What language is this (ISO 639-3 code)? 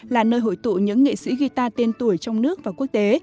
vie